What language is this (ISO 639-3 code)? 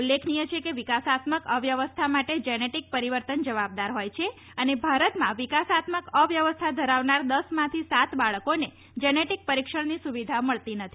guj